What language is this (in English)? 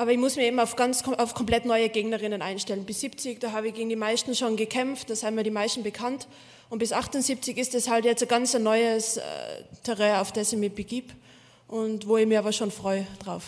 German